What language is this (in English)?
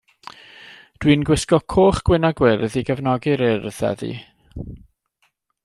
Welsh